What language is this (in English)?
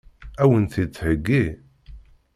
Kabyle